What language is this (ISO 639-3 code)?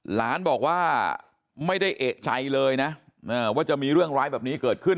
tha